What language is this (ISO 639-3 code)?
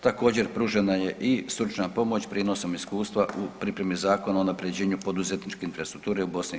hrv